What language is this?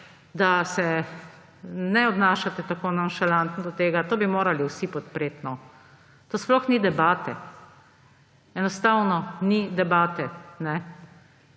Slovenian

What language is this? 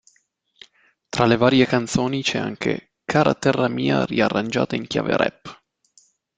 Italian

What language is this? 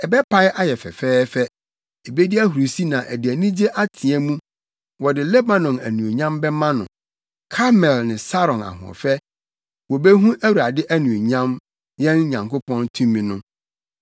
Akan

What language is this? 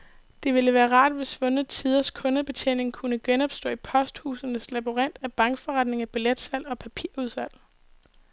Danish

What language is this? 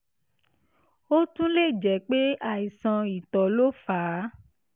Yoruba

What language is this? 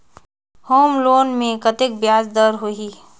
Chhattisgarhi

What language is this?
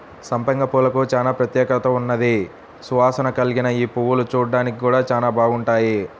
Telugu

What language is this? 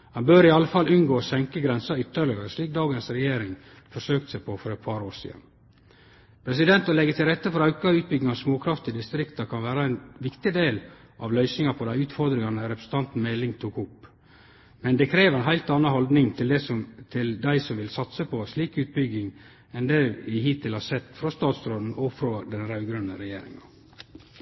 Norwegian Nynorsk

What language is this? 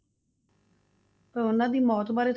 Punjabi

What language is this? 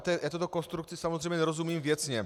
Czech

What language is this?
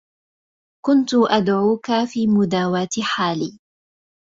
Arabic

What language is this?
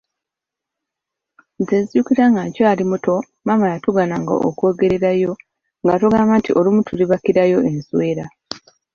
Ganda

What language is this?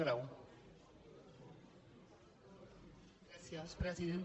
Catalan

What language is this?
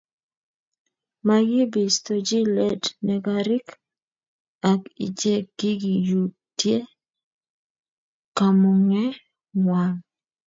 Kalenjin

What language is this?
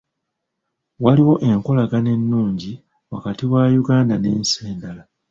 Ganda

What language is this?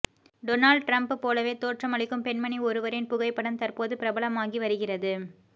Tamil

